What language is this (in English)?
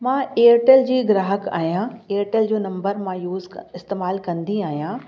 Sindhi